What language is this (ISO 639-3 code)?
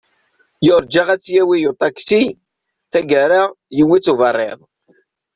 kab